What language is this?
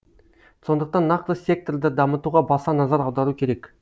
Kazakh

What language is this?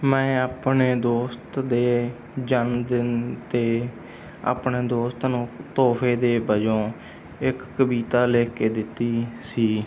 Punjabi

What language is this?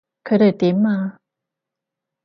Cantonese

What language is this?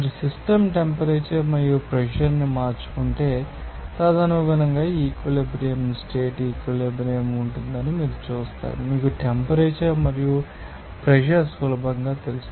Telugu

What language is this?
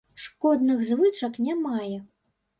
Belarusian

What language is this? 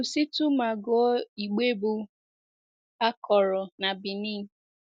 Igbo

